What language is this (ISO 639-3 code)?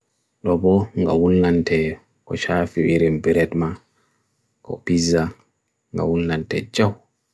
fui